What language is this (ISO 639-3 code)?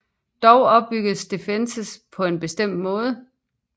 dan